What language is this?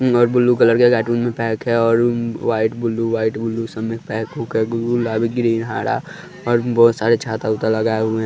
Hindi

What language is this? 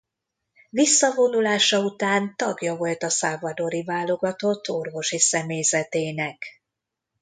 Hungarian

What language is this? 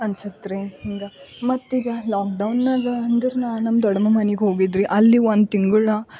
Kannada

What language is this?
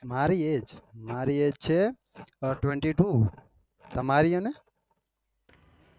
Gujarati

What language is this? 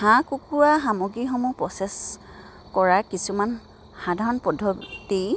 Assamese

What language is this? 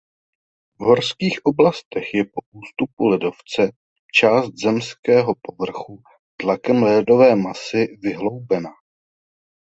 Czech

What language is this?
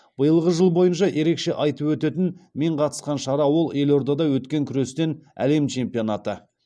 Kazakh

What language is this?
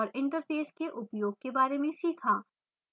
Hindi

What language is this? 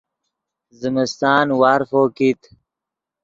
Yidgha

